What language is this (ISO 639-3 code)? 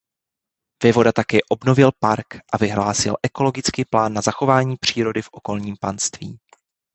ces